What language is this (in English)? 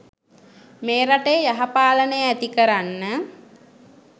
Sinhala